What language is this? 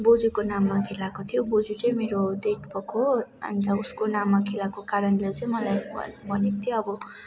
Nepali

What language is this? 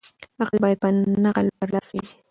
Pashto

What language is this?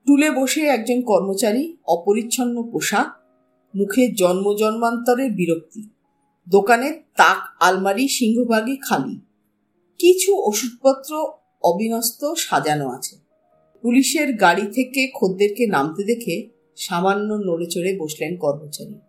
Bangla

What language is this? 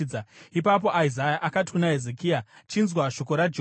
Shona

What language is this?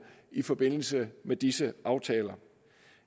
Danish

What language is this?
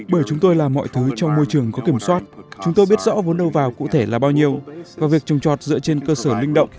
Vietnamese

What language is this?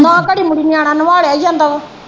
Punjabi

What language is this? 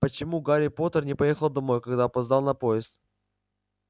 Russian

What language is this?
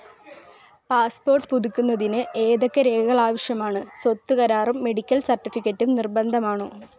Malayalam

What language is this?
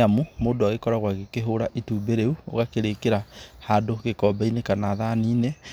Kikuyu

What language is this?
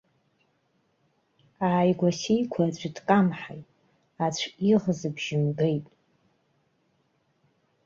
Abkhazian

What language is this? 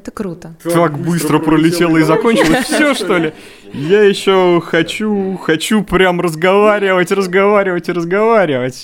Russian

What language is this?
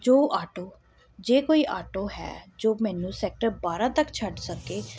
Punjabi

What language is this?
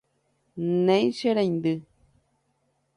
Guarani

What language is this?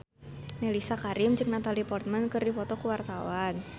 Sundanese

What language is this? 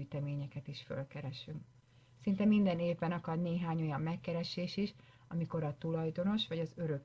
Hungarian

